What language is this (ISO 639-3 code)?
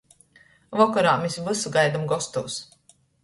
ltg